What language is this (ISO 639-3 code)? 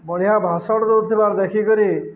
ori